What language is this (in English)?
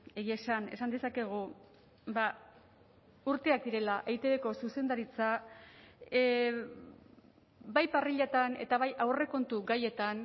Basque